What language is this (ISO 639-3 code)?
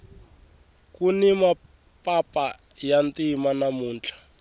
tso